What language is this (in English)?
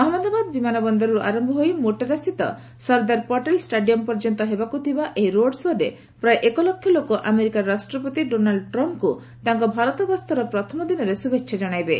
Odia